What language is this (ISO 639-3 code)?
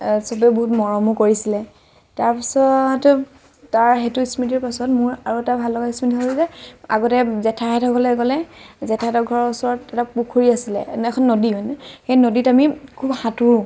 asm